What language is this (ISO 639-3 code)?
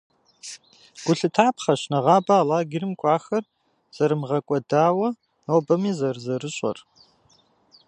kbd